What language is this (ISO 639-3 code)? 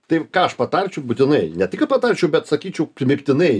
lit